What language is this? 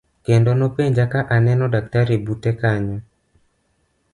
Luo (Kenya and Tanzania)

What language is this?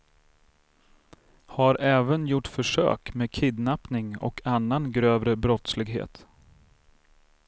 Swedish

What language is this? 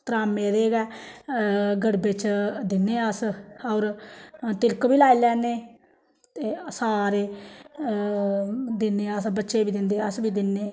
Dogri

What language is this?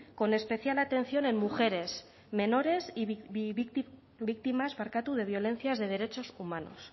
Spanish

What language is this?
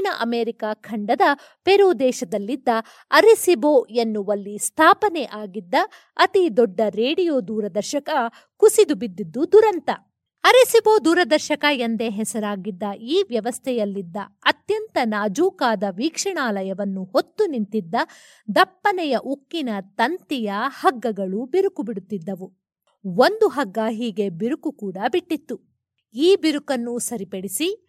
Kannada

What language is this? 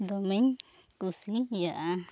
Santali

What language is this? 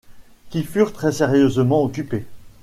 French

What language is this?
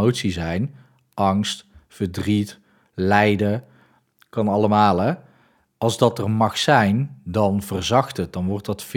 Dutch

